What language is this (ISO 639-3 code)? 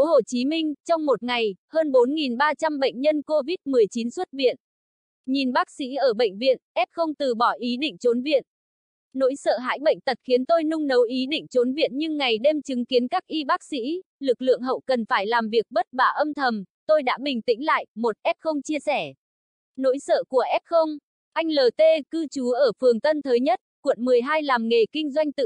vie